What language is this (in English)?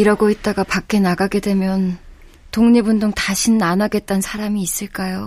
Korean